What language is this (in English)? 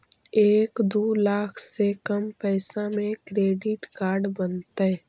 Magahi